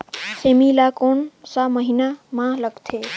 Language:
Chhattisgarhi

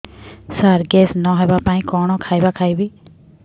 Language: Odia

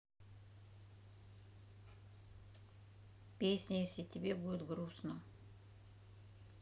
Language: Russian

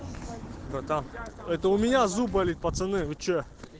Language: Russian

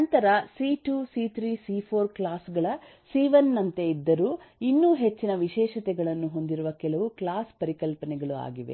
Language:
Kannada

